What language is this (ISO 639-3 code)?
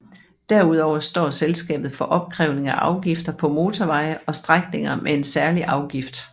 dan